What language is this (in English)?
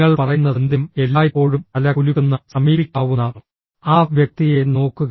Malayalam